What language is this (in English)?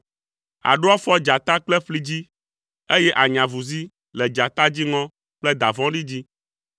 Ewe